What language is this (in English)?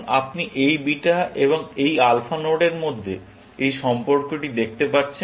Bangla